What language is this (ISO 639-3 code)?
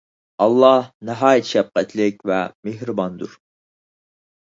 uig